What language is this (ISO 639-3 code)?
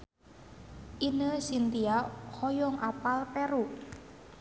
sun